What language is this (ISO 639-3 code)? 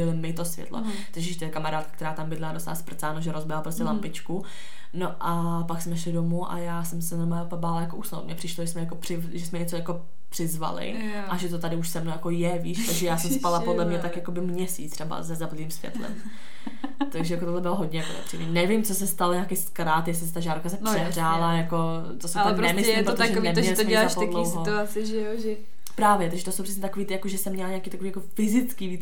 ces